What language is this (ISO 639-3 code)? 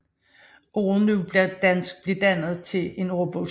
dan